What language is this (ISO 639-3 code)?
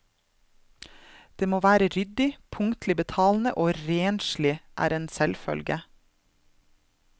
nor